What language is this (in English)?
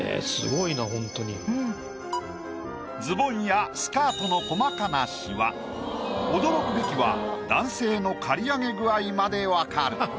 Japanese